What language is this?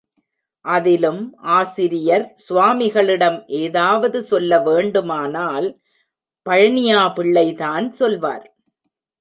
Tamil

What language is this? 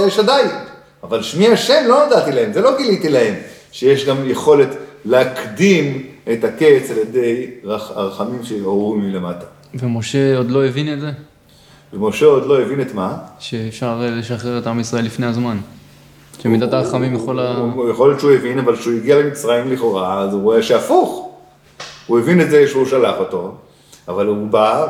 Hebrew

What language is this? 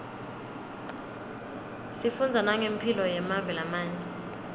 Swati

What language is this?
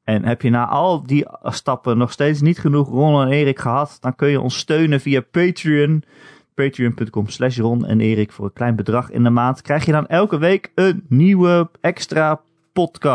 Dutch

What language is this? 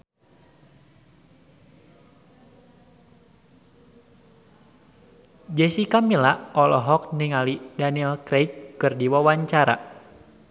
Sundanese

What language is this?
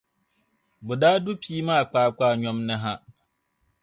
Dagbani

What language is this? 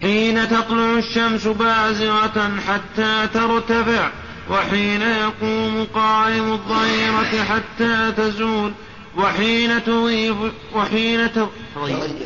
Arabic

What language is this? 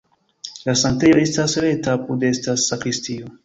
Esperanto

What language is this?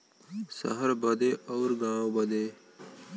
Bhojpuri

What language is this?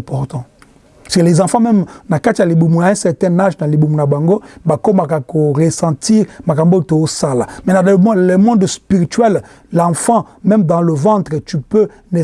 French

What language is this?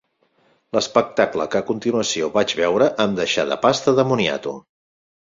Catalan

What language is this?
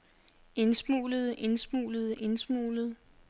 Danish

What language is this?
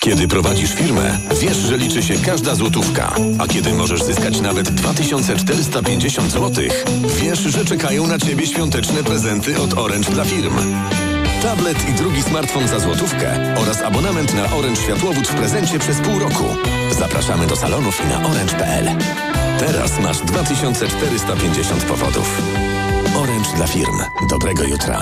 Polish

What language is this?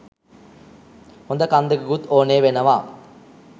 Sinhala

